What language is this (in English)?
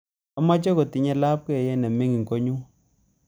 Kalenjin